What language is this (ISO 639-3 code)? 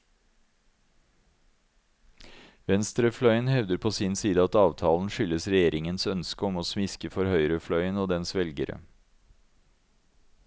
nor